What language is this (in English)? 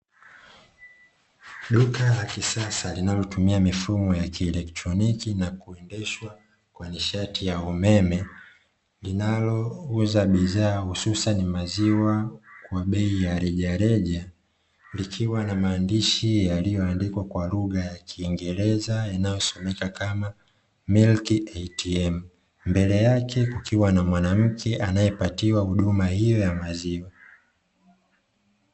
Swahili